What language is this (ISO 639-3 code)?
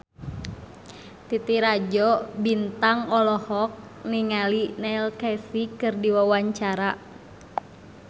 sun